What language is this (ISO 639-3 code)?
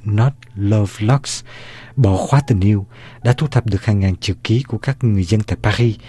vie